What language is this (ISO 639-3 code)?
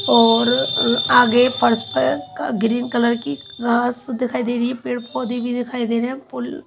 hin